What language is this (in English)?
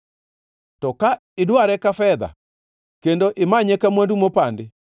Luo (Kenya and Tanzania)